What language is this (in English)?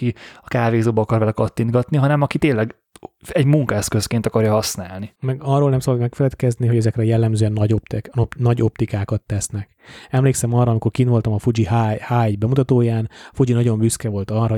Hungarian